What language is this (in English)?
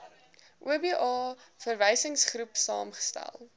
Afrikaans